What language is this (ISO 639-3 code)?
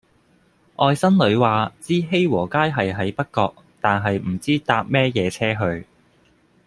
yue